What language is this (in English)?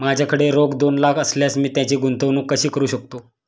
Marathi